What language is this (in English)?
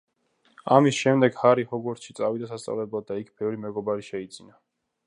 Georgian